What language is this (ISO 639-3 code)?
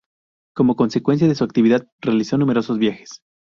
spa